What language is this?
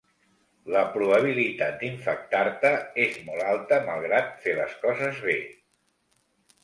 Catalan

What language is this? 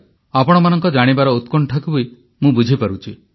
Odia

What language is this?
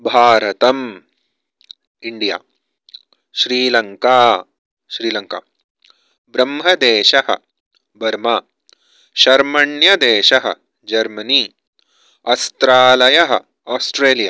Sanskrit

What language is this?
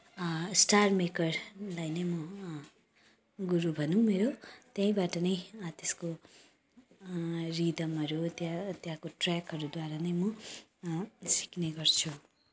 Nepali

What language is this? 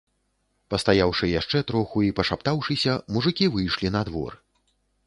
Belarusian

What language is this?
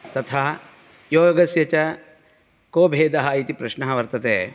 Sanskrit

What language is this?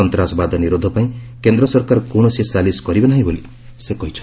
Odia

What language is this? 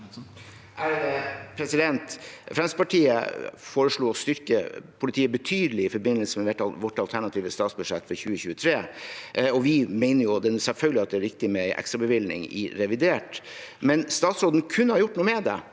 Norwegian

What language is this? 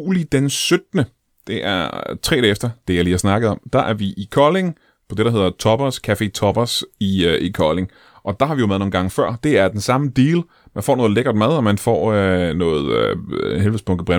Danish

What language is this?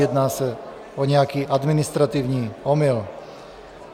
Czech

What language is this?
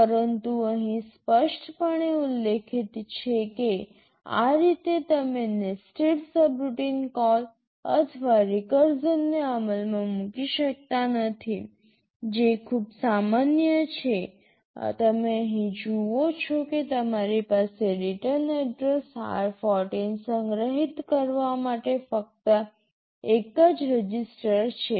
Gujarati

